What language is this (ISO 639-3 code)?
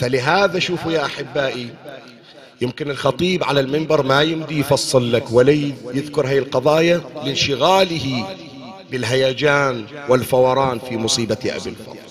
ara